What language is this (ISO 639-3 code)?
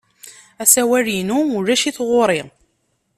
kab